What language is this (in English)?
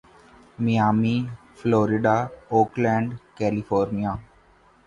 Urdu